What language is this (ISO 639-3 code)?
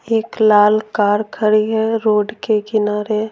hin